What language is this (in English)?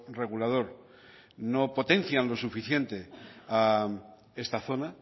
Spanish